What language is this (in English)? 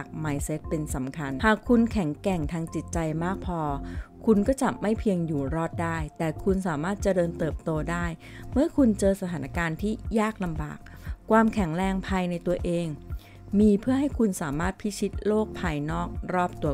Thai